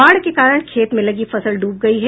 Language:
Hindi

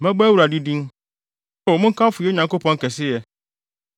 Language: Akan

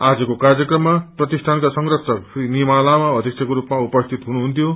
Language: Nepali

